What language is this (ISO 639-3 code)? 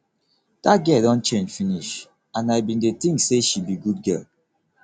pcm